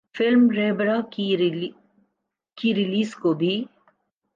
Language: Urdu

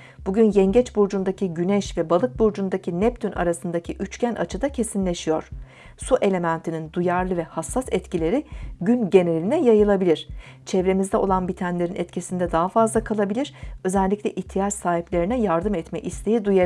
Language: Turkish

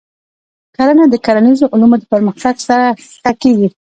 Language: Pashto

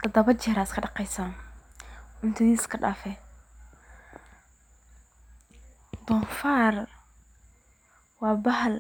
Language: Somali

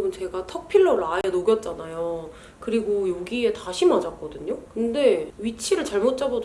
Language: Korean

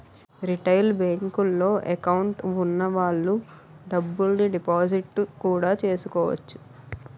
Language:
Telugu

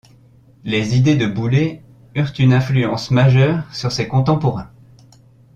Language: French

